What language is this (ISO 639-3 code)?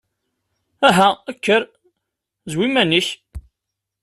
kab